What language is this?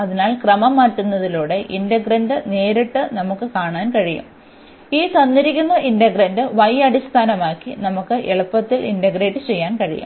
Malayalam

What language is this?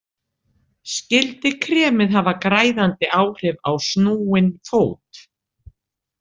Icelandic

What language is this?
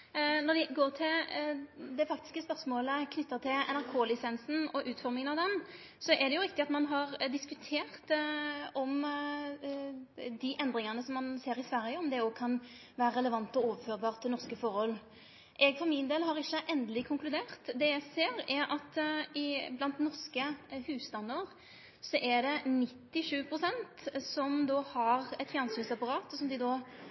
Norwegian Nynorsk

